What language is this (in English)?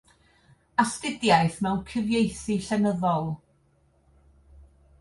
Welsh